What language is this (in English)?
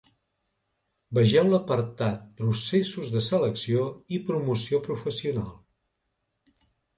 Catalan